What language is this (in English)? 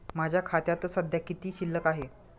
Marathi